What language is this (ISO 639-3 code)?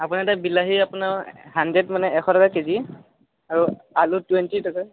asm